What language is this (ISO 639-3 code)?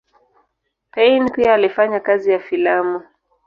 swa